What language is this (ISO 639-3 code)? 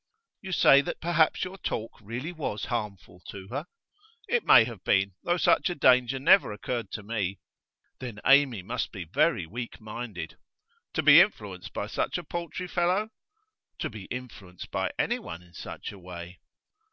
eng